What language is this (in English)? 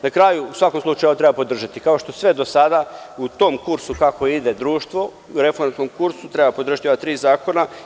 Serbian